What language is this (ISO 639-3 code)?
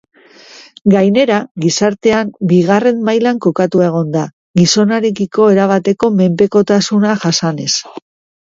eus